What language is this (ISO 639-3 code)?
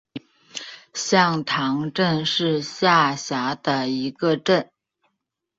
zho